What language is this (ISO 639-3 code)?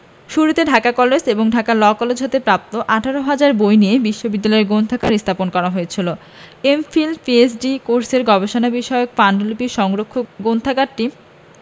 ben